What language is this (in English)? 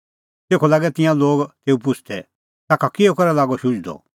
Kullu Pahari